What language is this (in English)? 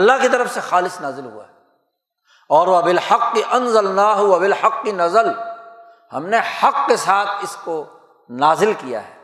Urdu